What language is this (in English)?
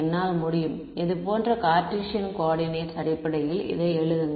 Tamil